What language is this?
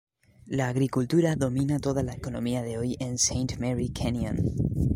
Spanish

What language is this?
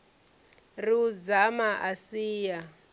Venda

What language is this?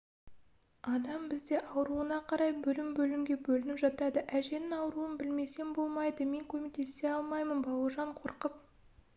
Kazakh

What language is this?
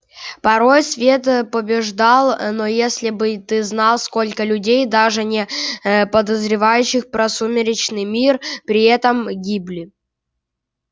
Russian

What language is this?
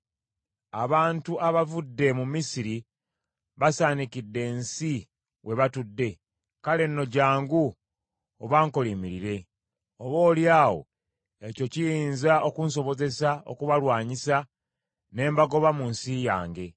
Ganda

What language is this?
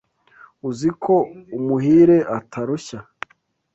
Kinyarwanda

